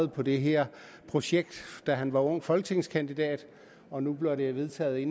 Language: Danish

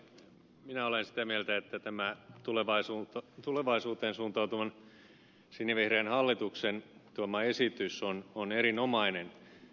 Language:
Finnish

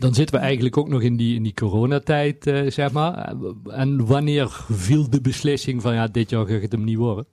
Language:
Dutch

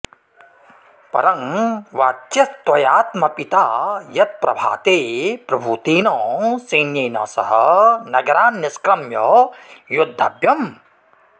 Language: Sanskrit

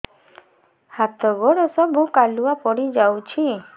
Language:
Odia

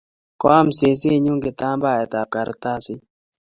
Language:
Kalenjin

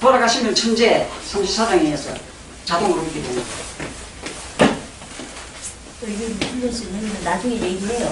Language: Korean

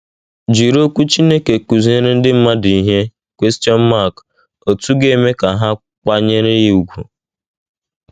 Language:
Igbo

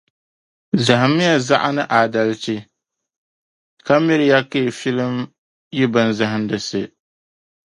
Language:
Dagbani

